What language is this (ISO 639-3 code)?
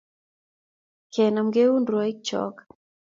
kln